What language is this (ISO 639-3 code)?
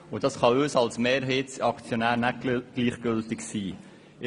gsw